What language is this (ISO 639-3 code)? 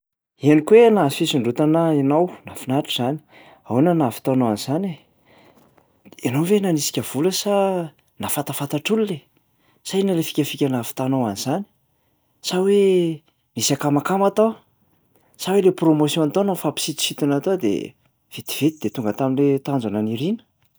mlg